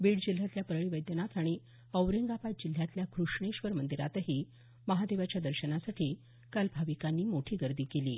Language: Marathi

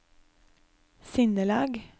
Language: Norwegian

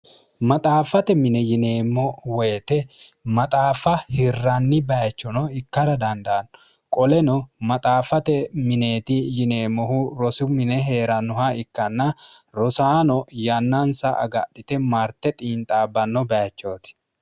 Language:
Sidamo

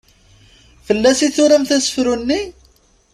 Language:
Kabyle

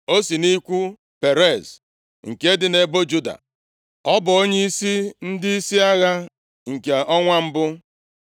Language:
Igbo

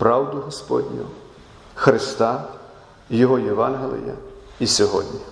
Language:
Ukrainian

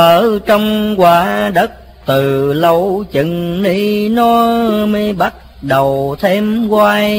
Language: Vietnamese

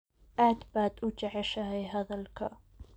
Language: Somali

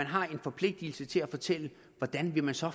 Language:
Danish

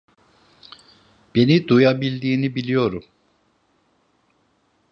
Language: Turkish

